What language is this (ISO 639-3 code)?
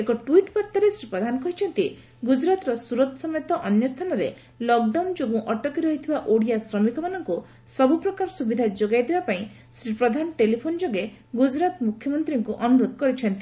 ori